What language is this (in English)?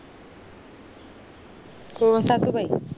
Marathi